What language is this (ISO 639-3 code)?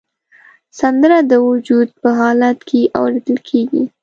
pus